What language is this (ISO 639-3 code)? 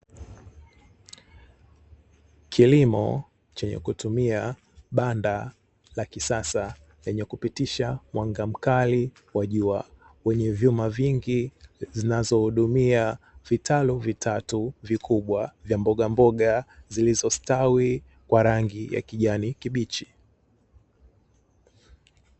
swa